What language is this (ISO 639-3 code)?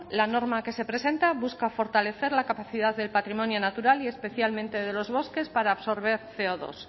spa